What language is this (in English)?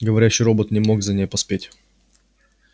Russian